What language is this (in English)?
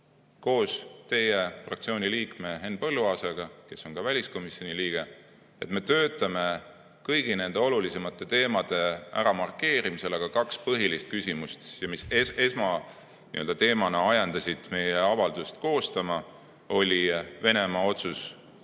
Estonian